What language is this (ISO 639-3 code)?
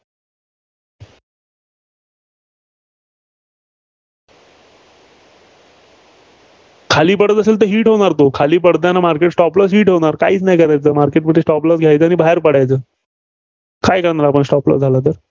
mar